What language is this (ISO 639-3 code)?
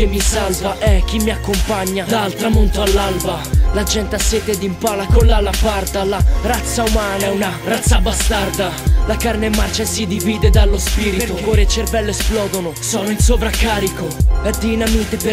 ita